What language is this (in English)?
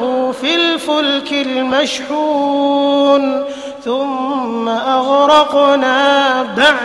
Arabic